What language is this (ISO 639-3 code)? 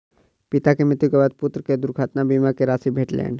mai